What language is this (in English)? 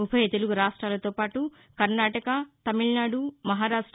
Telugu